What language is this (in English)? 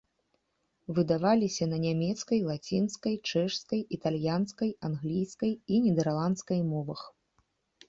Belarusian